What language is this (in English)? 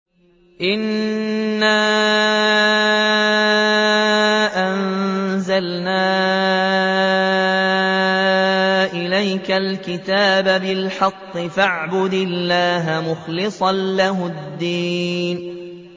Arabic